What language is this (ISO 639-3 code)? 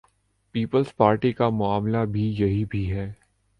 urd